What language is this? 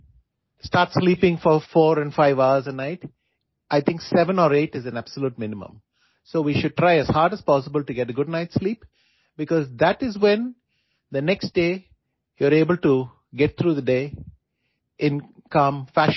Odia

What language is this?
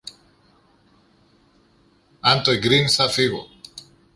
Greek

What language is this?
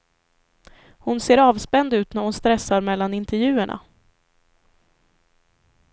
Swedish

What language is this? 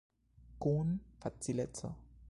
Esperanto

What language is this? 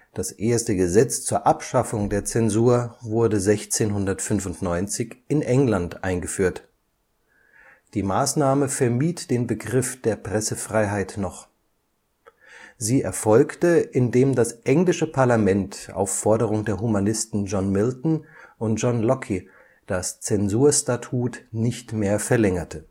German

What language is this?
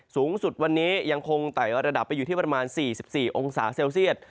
Thai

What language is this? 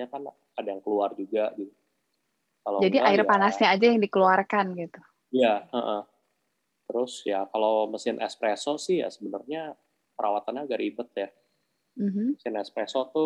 Indonesian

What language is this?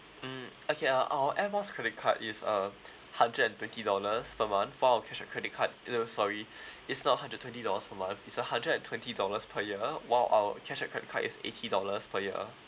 English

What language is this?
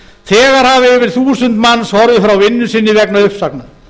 Icelandic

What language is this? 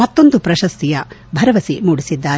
Kannada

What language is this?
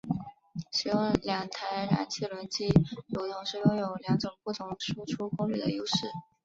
Chinese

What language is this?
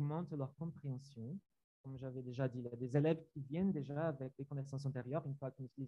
French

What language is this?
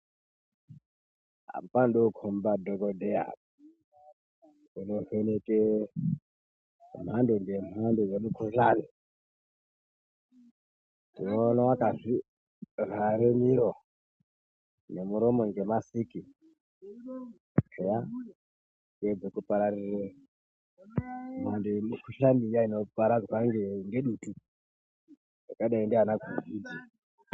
Ndau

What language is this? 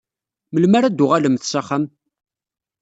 Kabyle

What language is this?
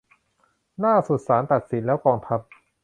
Thai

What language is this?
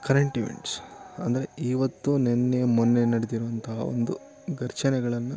Kannada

